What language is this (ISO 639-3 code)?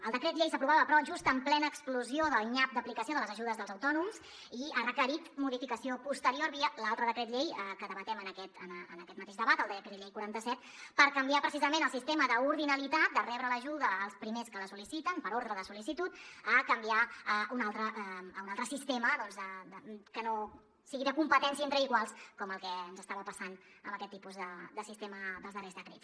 cat